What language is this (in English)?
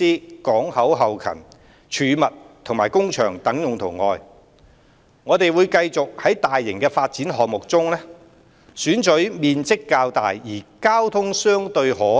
Cantonese